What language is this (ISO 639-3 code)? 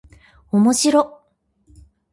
jpn